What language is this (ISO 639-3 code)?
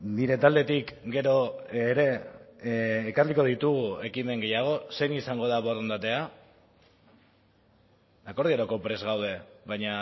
eus